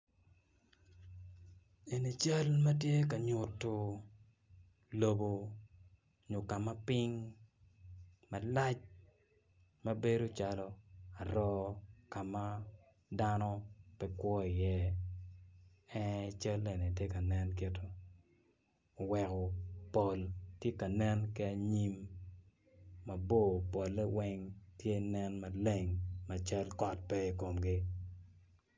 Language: Acoli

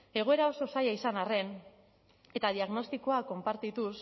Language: Basque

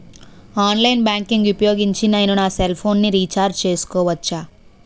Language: Telugu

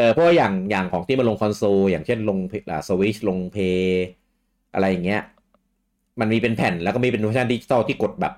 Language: Thai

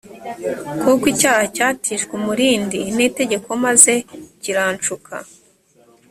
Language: Kinyarwanda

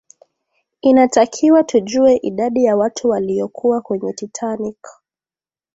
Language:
Swahili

